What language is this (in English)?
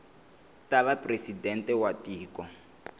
Tsonga